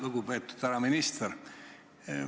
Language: Estonian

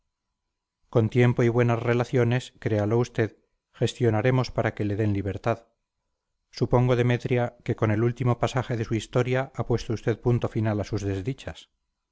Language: Spanish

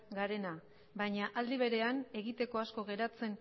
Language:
Basque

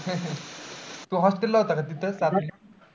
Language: Marathi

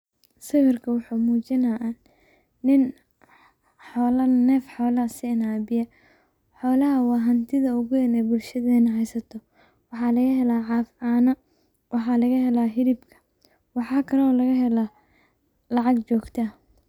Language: Somali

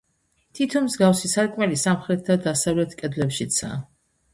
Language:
Georgian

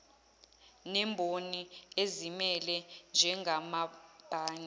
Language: Zulu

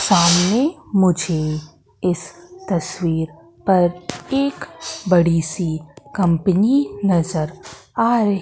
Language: Hindi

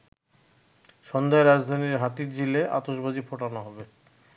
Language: Bangla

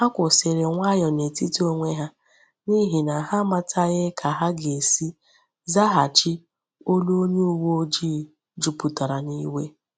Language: Igbo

